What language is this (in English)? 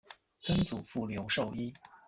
Chinese